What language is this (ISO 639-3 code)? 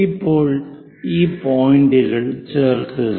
mal